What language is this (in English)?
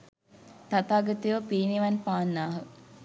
Sinhala